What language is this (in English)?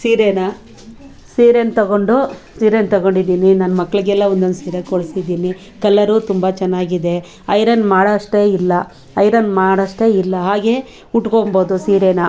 Kannada